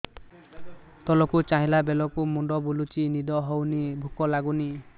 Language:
Odia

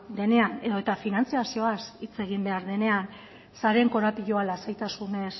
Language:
Basque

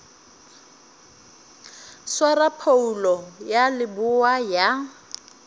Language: Northern Sotho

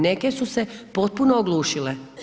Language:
Croatian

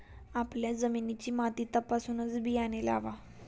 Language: Marathi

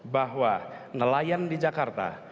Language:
Indonesian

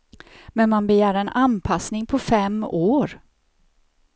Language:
Swedish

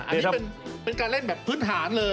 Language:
Thai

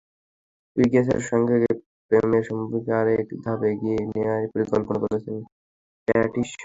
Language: Bangla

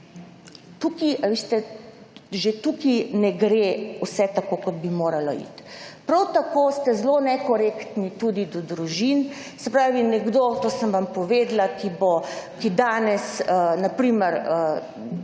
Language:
Slovenian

